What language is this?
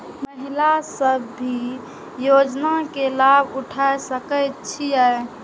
Maithili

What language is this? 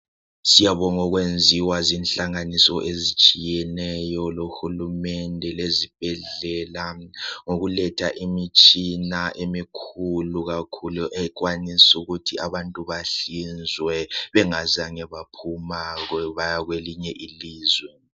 North Ndebele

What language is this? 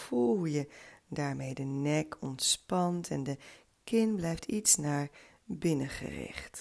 Dutch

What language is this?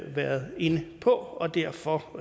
Danish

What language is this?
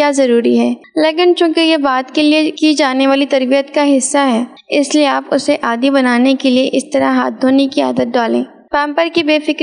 Urdu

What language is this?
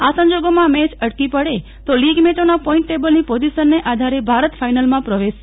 Gujarati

